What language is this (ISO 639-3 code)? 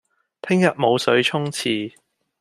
yue